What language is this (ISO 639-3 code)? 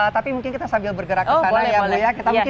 ind